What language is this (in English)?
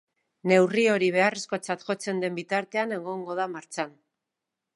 Basque